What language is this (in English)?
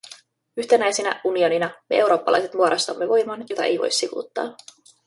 Finnish